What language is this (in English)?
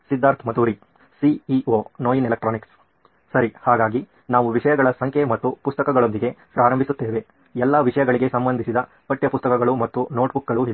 Kannada